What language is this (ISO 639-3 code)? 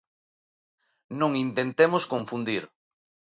glg